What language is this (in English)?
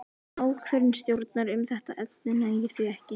Icelandic